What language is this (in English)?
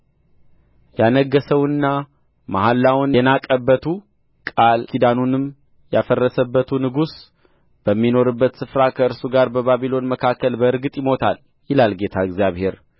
Amharic